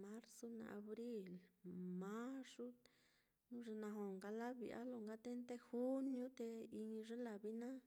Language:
Mitlatongo Mixtec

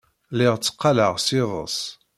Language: Kabyle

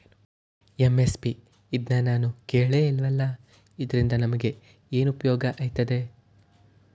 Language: Kannada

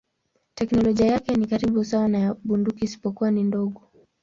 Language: Swahili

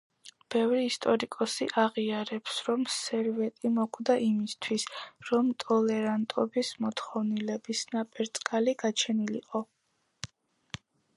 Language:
Georgian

